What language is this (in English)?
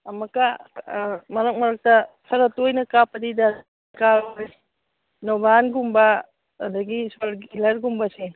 Manipuri